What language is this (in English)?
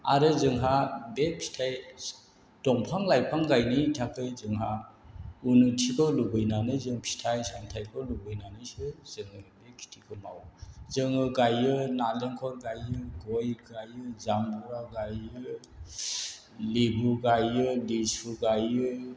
Bodo